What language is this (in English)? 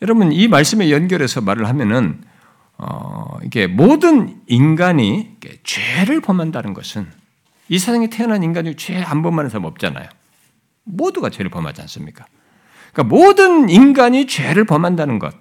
Korean